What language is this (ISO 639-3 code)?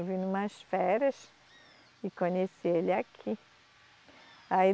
por